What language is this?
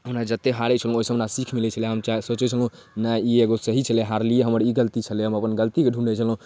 Maithili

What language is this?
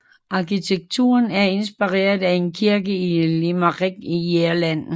Danish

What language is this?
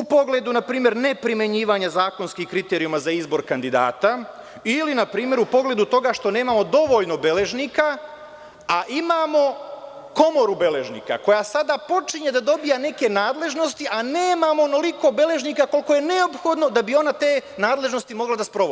Serbian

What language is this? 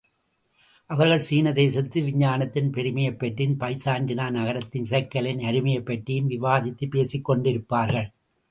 Tamil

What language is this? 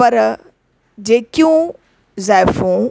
Sindhi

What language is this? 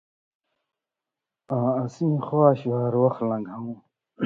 Indus Kohistani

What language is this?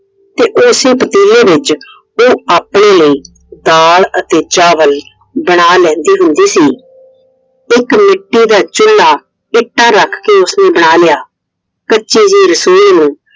Punjabi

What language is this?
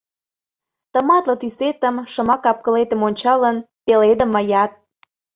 Mari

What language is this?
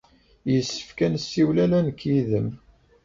Kabyle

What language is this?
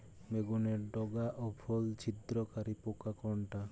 Bangla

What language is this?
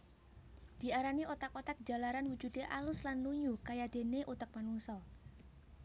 Javanese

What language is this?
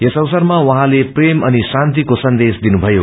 Nepali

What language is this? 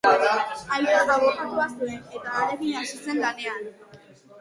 Basque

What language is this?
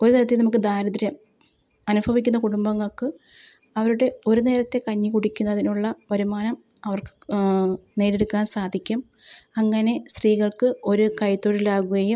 Malayalam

